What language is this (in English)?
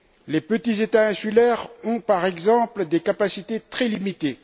French